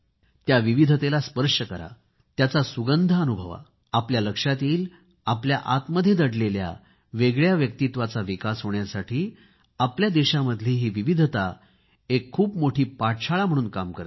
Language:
Marathi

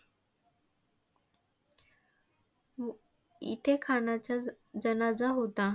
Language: Marathi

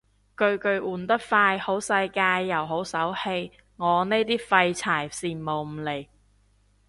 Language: Cantonese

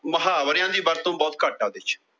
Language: Punjabi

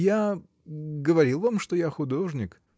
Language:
Russian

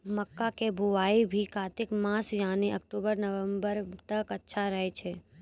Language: Maithili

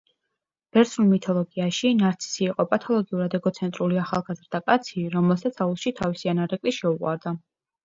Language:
Georgian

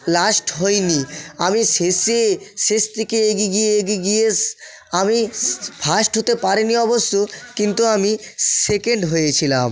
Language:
Bangla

